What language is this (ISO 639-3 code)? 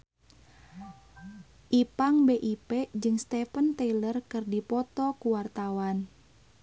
sun